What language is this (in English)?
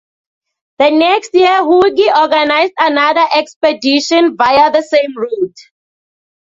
English